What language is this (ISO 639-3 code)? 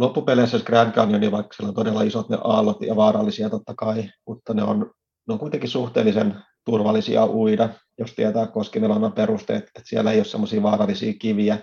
fin